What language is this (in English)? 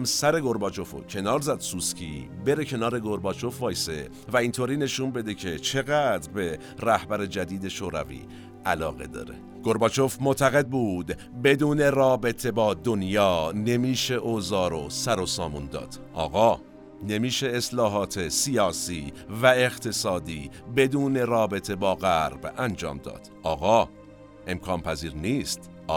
Persian